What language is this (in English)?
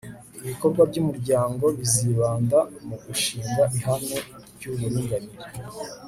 Kinyarwanda